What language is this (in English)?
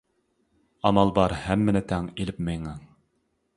Uyghur